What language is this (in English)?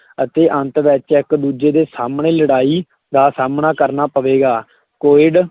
Punjabi